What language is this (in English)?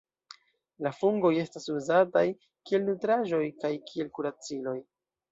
Esperanto